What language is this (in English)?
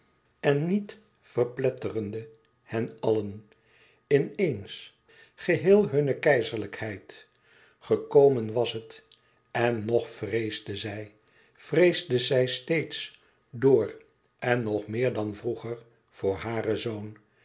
Dutch